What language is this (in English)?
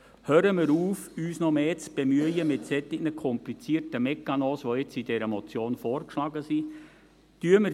Swiss German